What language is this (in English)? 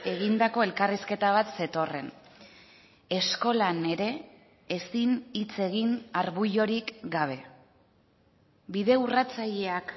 Basque